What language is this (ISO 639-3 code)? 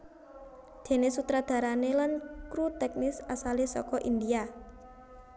jav